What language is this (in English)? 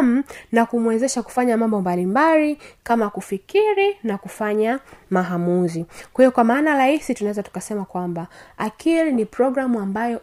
Swahili